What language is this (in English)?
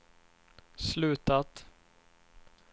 Swedish